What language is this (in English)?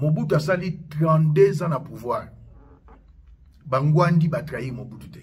French